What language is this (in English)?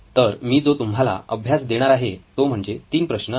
Marathi